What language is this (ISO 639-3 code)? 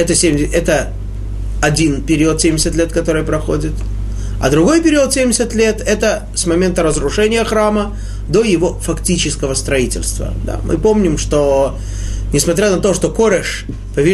rus